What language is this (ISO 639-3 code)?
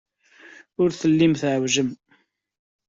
kab